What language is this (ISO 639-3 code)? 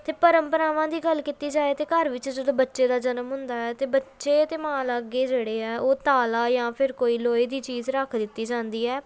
pan